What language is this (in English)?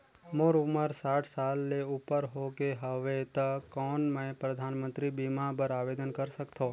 Chhattisgarhi